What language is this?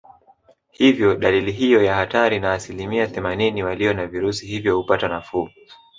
Swahili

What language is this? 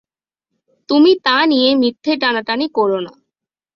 Bangla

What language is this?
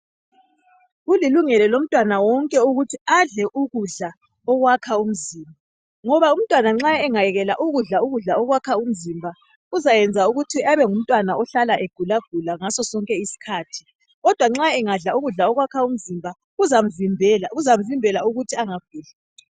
North Ndebele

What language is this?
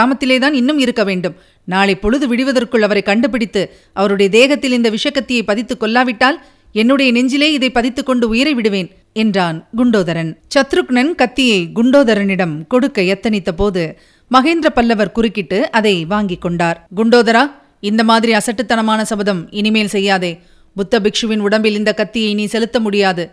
Tamil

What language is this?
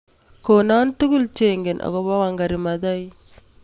Kalenjin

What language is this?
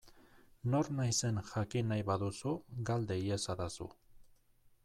Basque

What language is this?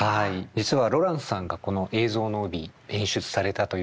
Japanese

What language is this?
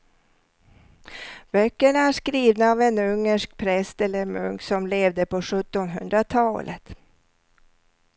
Swedish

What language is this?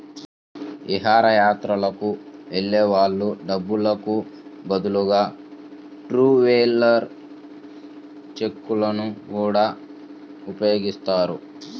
Telugu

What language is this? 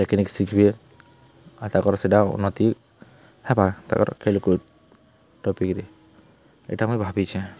Odia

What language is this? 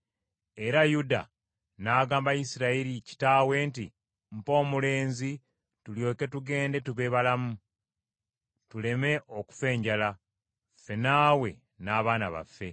Ganda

